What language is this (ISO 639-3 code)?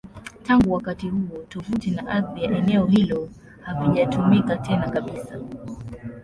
swa